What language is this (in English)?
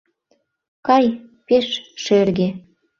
Mari